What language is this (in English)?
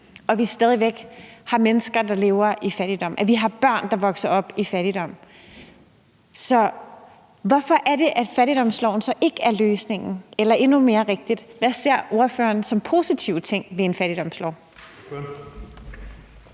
Danish